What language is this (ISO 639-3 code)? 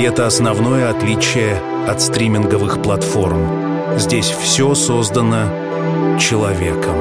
rus